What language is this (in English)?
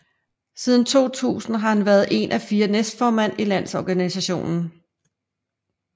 Danish